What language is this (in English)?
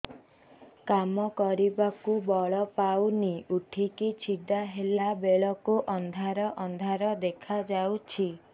Odia